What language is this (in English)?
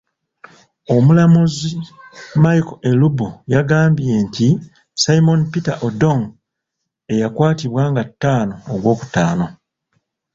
Ganda